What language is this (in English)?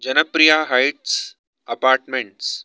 Sanskrit